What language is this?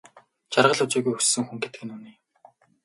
Mongolian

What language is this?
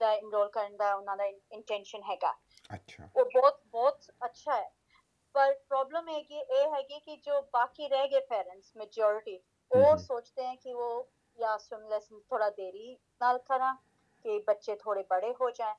Punjabi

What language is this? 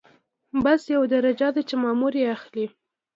Pashto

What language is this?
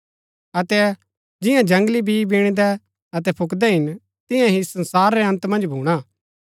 Gaddi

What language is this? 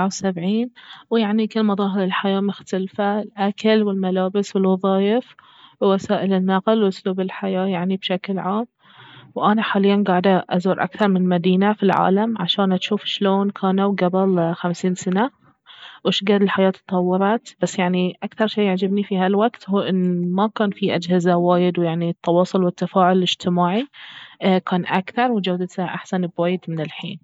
Baharna Arabic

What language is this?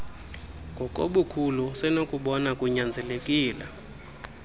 Xhosa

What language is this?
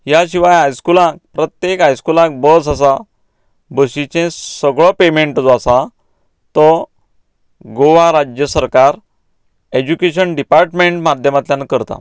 Konkani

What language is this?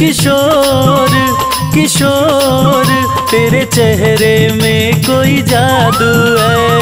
Hindi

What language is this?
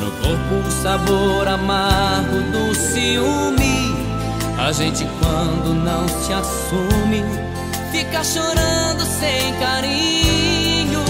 Portuguese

